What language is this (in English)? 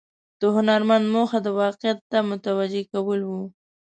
Pashto